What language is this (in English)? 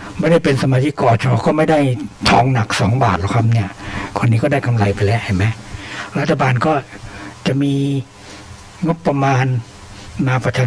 Thai